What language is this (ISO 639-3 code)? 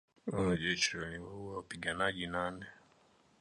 swa